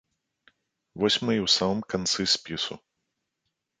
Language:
Belarusian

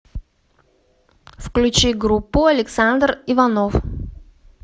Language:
Russian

